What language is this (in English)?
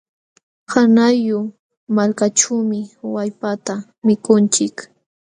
Jauja Wanca Quechua